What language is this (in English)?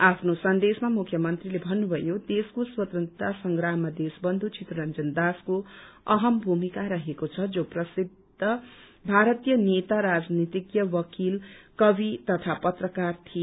Nepali